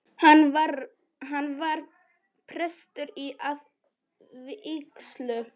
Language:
Icelandic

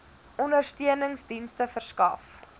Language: Afrikaans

